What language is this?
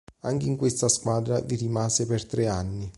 Italian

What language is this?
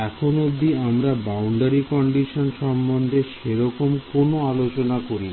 Bangla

